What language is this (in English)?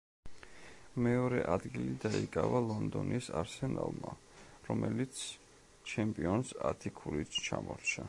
Georgian